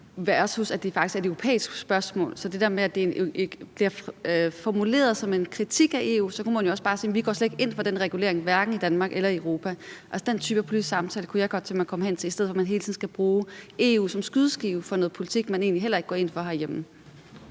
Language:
Danish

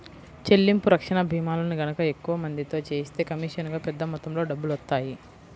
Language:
Telugu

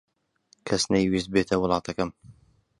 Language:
Central Kurdish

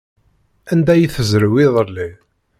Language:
Kabyle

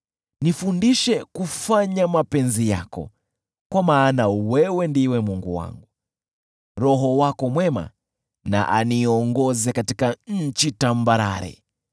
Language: Swahili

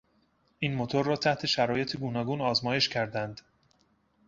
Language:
Persian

